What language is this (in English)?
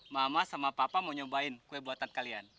Indonesian